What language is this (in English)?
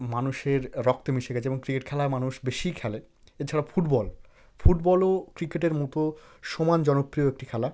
Bangla